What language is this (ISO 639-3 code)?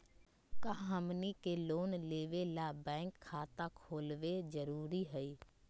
mag